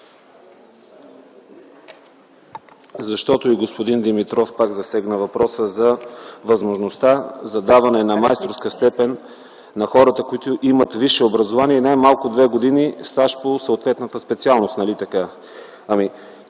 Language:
Bulgarian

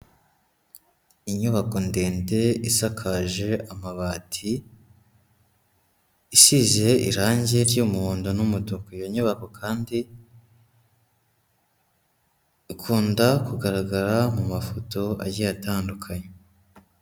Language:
Kinyarwanda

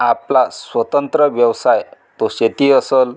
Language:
Marathi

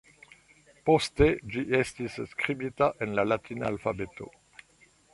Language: Esperanto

